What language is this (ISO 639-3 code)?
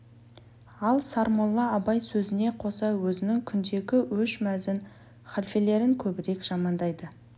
kaz